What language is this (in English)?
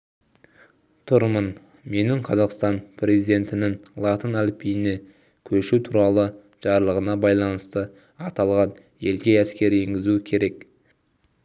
Kazakh